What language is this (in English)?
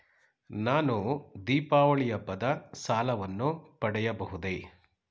Kannada